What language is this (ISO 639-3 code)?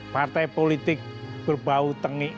ind